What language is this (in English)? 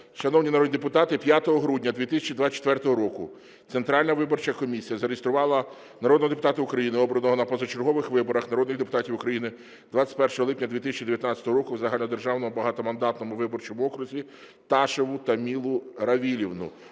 Ukrainian